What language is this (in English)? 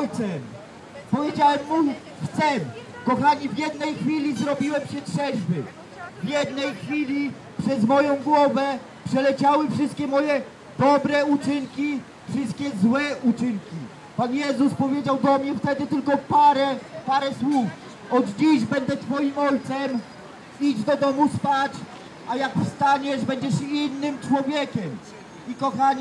Polish